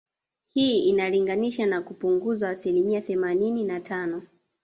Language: Swahili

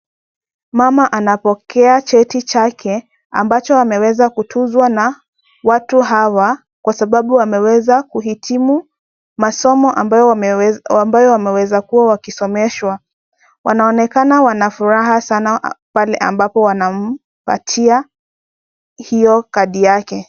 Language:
Swahili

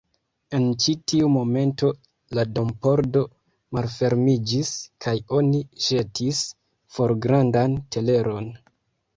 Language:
Esperanto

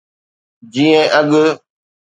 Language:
Sindhi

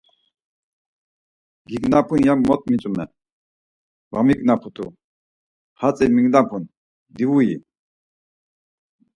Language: Laz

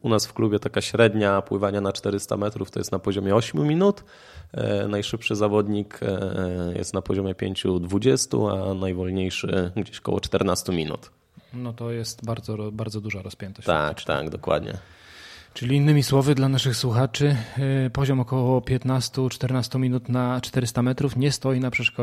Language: Polish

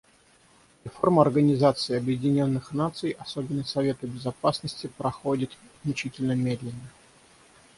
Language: Russian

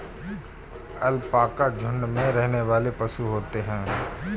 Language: Hindi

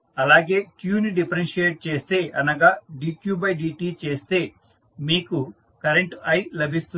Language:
Telugu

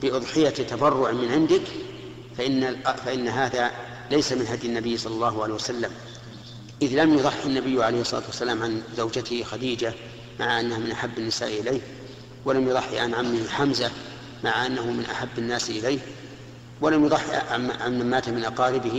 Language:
Arabic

